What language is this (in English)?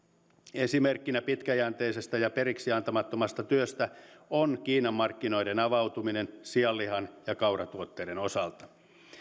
Finnish